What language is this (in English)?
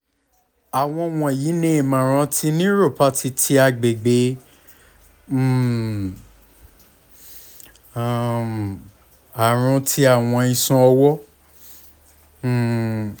Yoruba